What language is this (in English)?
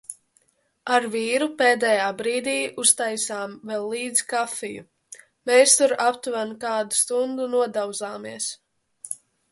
Latvian